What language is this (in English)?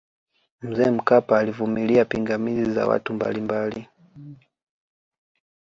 Swahili